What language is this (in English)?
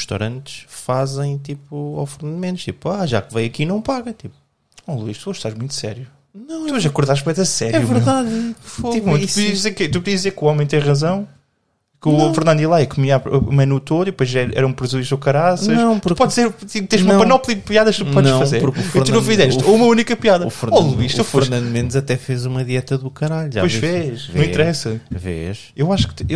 Portuguese